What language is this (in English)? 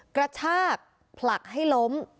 Thai